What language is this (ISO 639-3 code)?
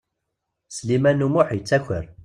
kab